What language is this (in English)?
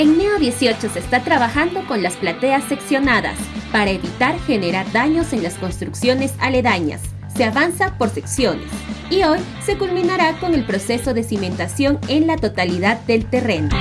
Spanish